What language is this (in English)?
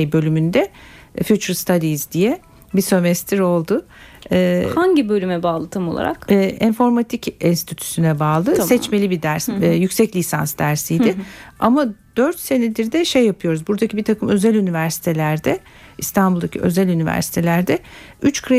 Turkish